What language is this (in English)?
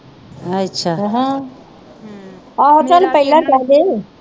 Punjabi